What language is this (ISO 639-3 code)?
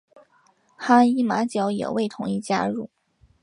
zho